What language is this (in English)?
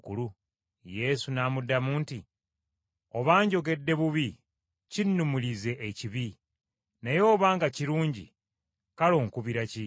Ganda